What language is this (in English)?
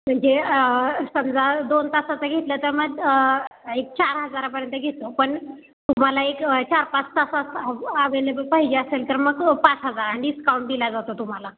Marathi